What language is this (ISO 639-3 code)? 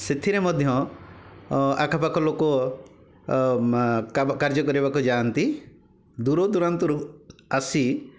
ori